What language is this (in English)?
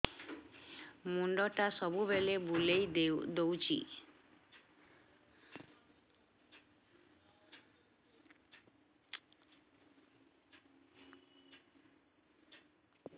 Odia